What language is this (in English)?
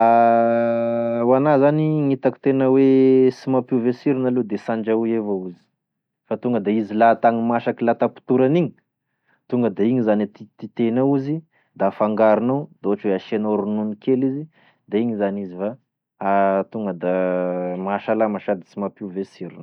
Tesaka Malagasy